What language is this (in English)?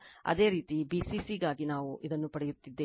Kannada